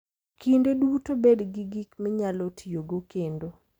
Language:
Luo (Kenya and Tanzania)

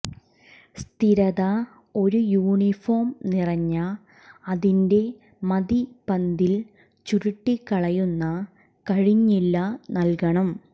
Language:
Malayalam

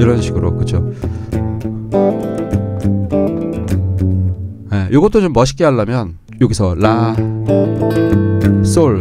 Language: Korean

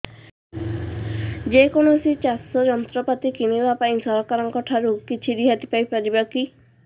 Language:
Odia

